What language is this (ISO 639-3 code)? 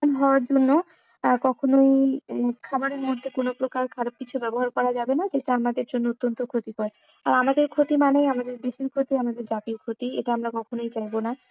ben